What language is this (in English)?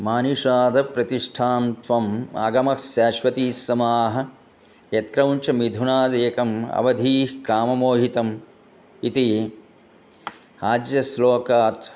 Sanskrit